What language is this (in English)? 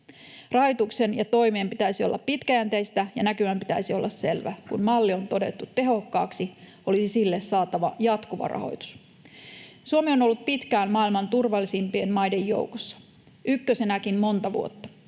Finnish